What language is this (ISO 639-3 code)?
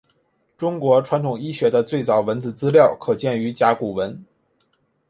zho